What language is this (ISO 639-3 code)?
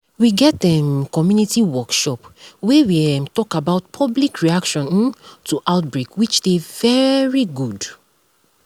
pcm